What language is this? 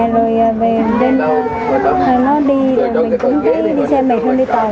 Vietnamese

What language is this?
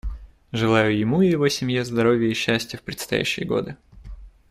Russian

